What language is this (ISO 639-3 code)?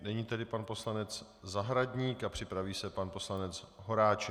ces